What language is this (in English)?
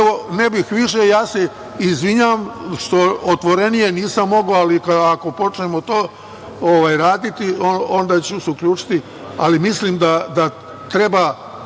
Serbian